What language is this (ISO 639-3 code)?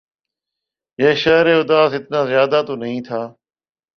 urd